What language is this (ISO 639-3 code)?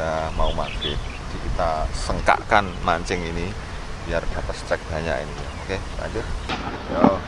ind